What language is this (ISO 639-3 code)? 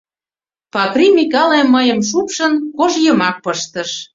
chm